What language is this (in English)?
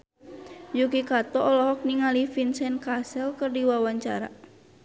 Sundanese